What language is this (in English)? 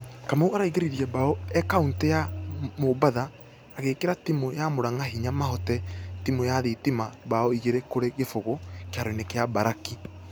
Kikuyu